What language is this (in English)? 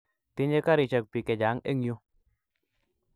Kalenjin